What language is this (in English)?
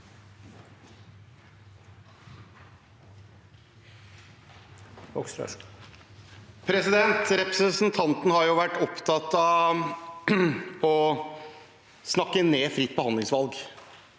Norwegian